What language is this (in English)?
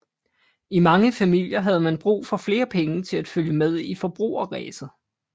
Danish